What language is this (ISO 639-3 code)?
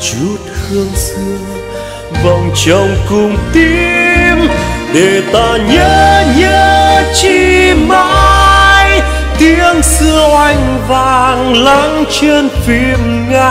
vie